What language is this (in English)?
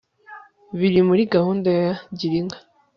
Kinyarwanda